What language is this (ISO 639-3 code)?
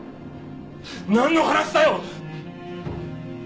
jpn